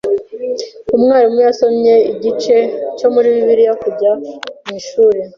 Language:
Kinyarwanda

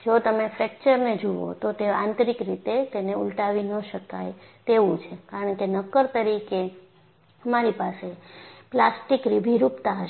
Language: Gujarati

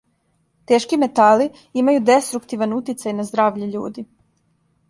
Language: Serbian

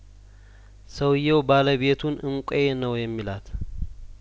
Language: Amharic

